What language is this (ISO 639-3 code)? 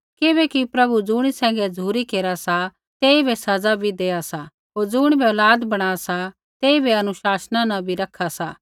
kfx